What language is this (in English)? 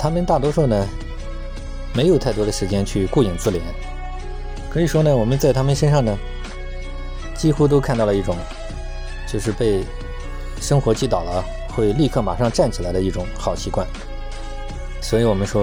Chinese